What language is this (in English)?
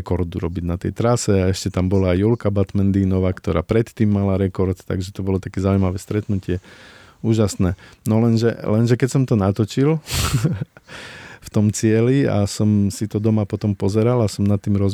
Slovak